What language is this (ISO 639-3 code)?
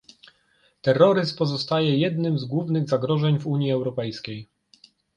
pol